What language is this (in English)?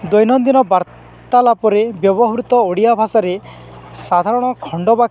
Odia